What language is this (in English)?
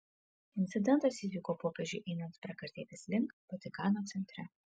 Lithuanian